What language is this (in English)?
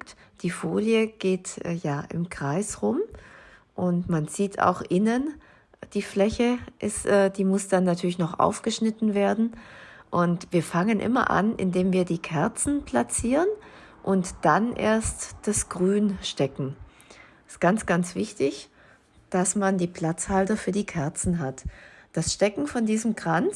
German